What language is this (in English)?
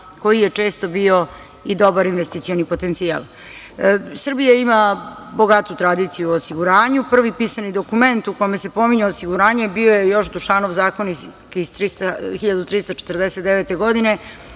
Serbian